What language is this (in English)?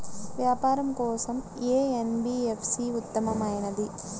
Telugu